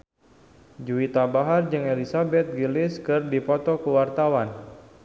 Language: Sundanese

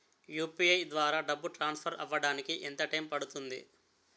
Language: Telugu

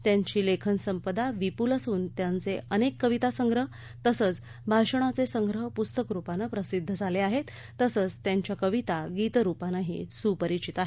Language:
Marathi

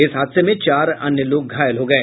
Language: Hindi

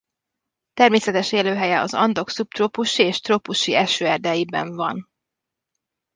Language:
Hungarian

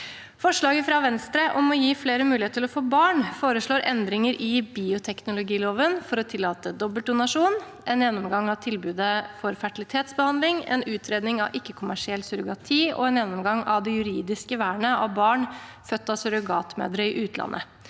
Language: Norwegian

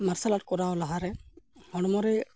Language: Santali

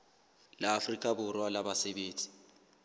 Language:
Southern Sotho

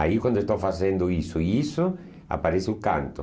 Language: Portuguese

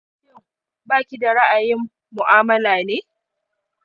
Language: Hausa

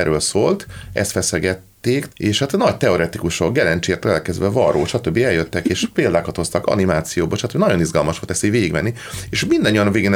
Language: Hungarian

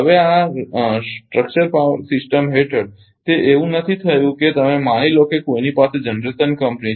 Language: Gujarati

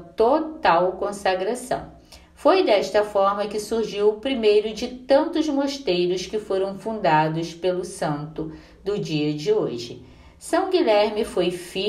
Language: Portuguese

